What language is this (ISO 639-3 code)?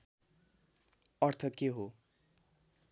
nep